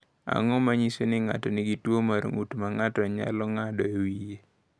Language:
Luo (Kenya and Tanzania)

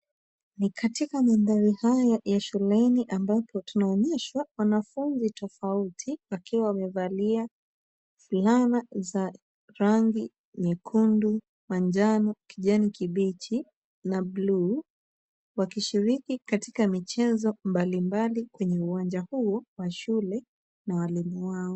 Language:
Swahili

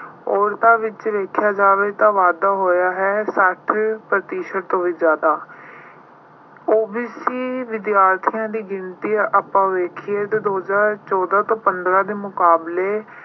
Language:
Punjabi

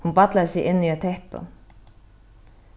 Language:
Faroese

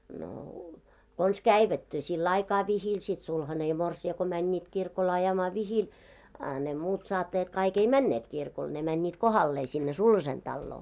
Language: Finnish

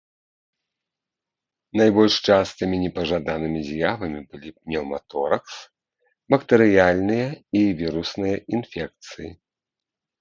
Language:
Belarusian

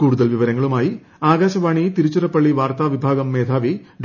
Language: Malayalam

